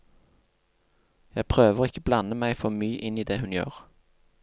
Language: Norwegian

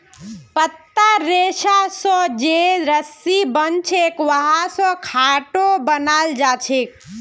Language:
Magahi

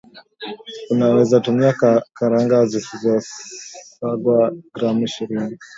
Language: Swahili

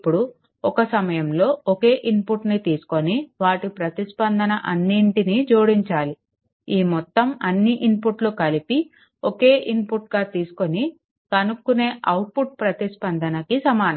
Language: Telugu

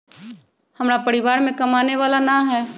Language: Magahi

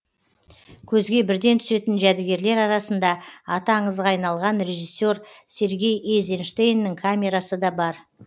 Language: Kazakh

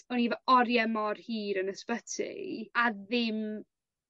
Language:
Welsh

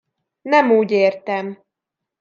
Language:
Hungarian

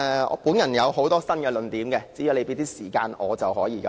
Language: Cantonese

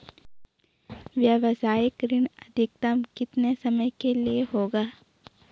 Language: Hindi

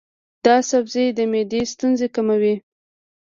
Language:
Pashto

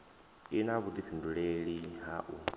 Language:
Venda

